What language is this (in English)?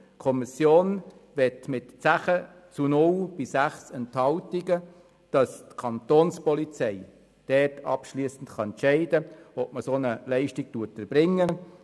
Swiss German